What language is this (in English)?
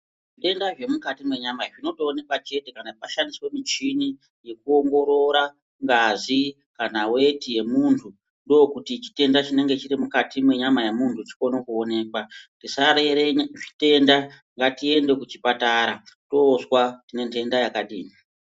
Ndau